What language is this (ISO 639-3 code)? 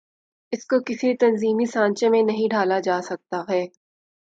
urd